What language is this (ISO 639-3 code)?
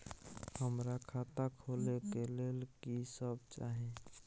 mai